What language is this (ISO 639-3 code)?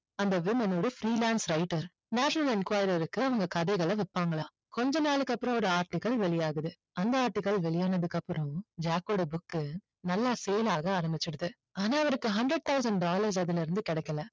tam